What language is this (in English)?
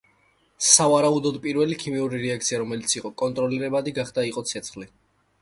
Georgian